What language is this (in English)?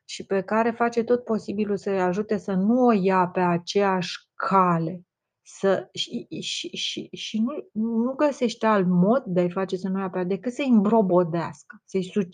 Romanian